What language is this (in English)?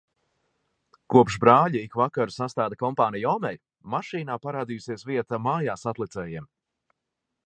Latvian